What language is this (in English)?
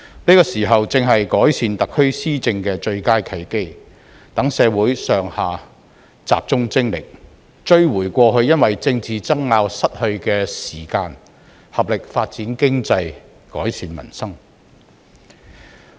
Cantonese